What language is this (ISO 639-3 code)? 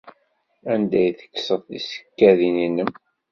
kab